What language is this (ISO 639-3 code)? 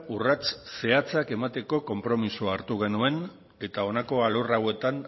eus